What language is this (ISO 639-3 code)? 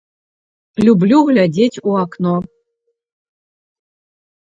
bel